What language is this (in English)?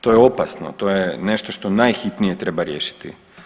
Croatian